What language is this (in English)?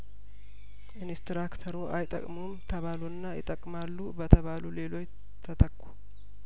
Amharic